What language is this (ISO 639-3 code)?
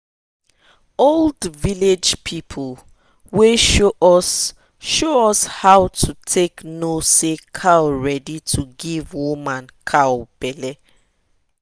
pcm